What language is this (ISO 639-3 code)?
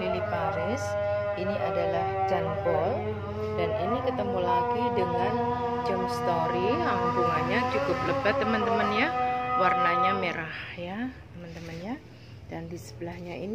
ind